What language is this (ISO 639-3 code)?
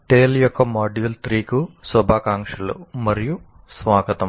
tel